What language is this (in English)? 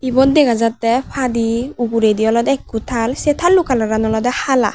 Chakma